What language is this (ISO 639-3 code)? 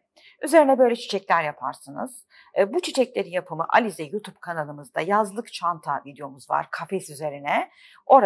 tur